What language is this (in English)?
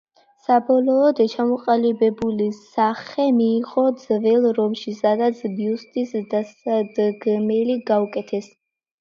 Georgian